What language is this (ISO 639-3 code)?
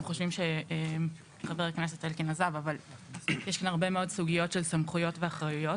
heb